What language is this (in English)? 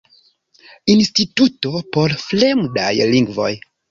Esperanto